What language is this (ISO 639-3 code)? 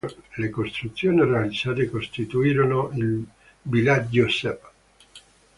ita